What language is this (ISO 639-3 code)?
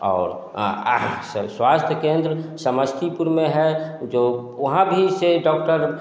hin